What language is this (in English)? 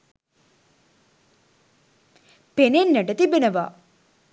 Sinhala